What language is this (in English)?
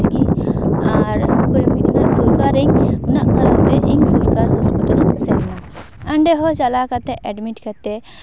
Santali